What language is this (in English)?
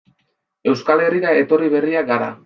Basque